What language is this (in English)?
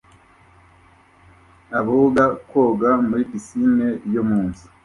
Kinyarwanda